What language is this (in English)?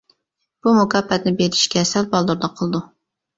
Uyghur